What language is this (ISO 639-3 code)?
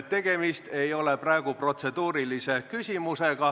est